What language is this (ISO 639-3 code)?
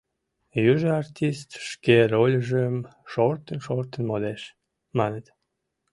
chm